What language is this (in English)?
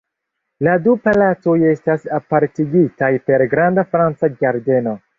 Esperanto